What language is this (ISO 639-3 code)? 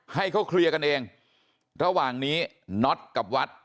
tha